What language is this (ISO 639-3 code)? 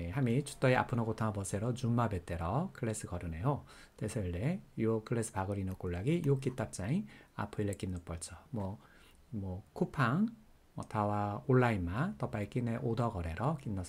kor